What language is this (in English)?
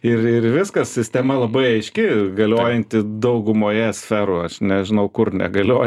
Lithuanian